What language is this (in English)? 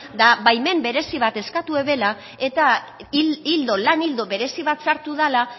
Basque